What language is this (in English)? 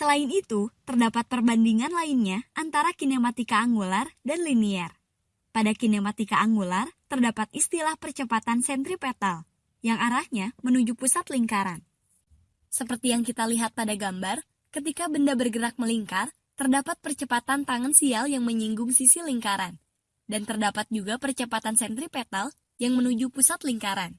Indonesian